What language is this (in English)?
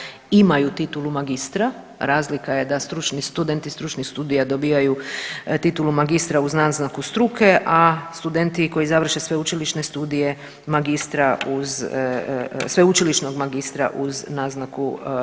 Croatian